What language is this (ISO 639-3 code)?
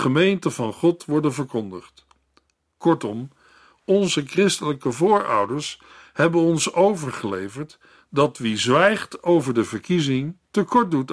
nld